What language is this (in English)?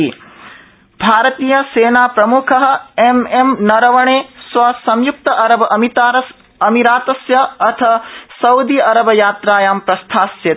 Sanskrit